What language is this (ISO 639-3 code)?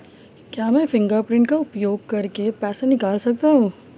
hin